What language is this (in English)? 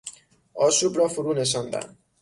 Persian